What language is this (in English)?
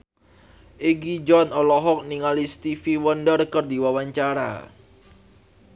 Sundanese